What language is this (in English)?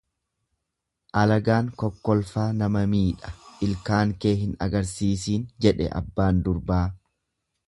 Oromo